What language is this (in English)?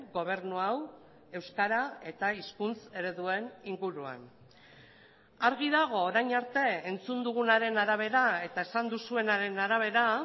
Basque